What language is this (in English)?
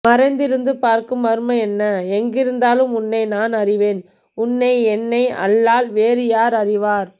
Tamil